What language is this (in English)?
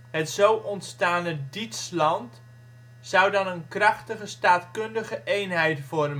Dutch